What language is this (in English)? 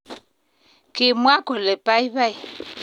Kalenjin